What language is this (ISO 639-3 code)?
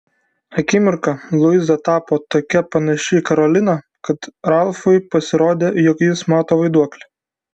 lit